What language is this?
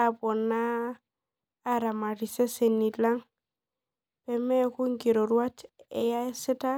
Masai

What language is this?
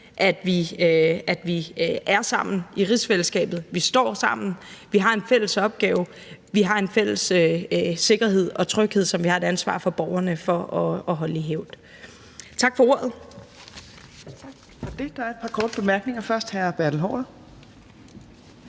Danish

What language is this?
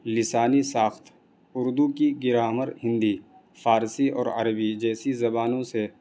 Urdu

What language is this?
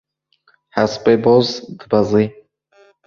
Kurdish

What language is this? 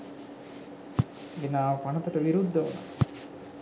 Sinhala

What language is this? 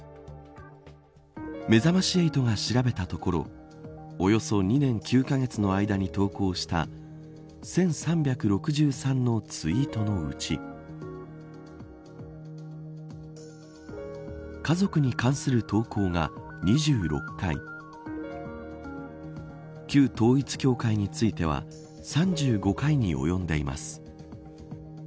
Japanese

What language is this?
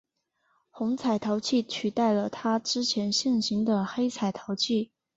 Chinese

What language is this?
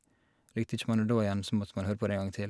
Norwegian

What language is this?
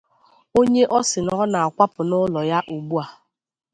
Igbo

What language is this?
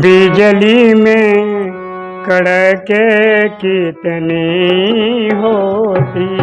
Hindi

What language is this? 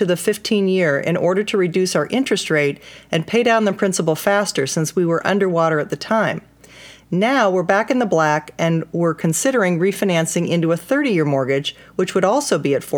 English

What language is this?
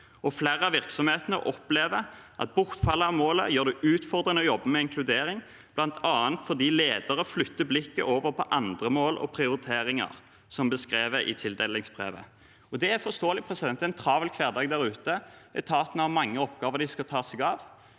Norwegian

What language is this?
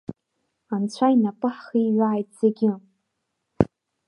Abkhazian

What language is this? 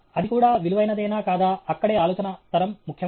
Telugu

